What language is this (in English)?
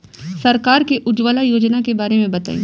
Bhojpuri